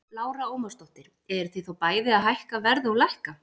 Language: Icelandic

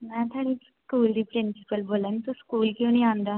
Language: Dogri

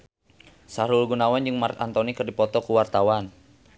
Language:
Sundanese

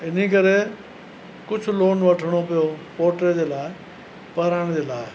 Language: Sindhi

